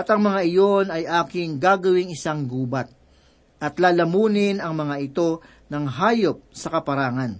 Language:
Filipino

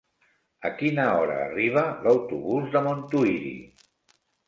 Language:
Catalan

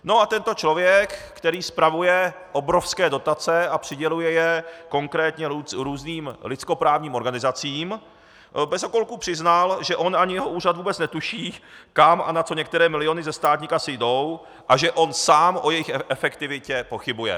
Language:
Czech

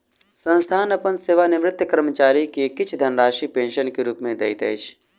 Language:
Maithili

